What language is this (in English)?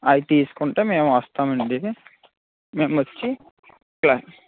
Telugu